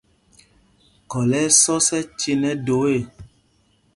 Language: Mpumpong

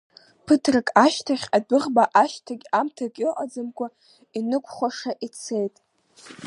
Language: Abkhazian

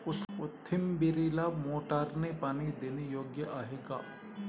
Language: Marathi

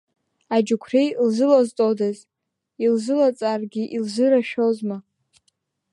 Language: Abkhazian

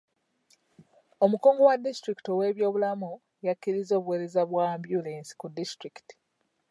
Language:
Ganda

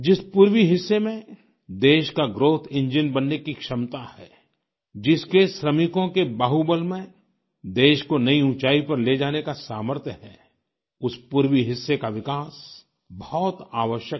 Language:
Hindi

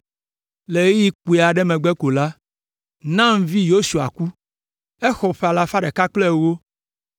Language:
Ewe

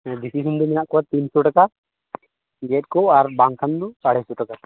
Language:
Santali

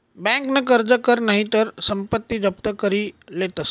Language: Marathi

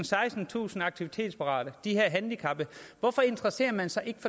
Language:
Danish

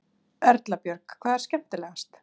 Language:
Icelandic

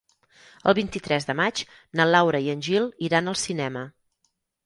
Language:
Catalan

